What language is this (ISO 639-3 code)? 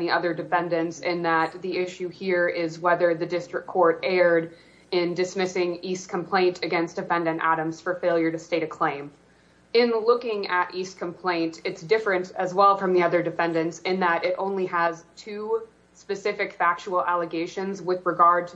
eng